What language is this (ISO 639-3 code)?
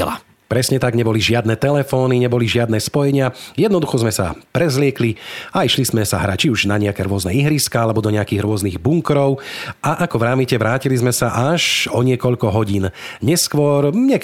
slk